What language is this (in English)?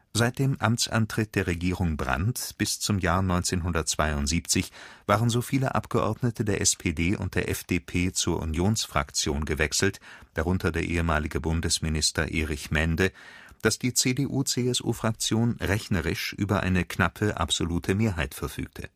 German